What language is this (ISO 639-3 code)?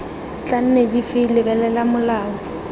tsn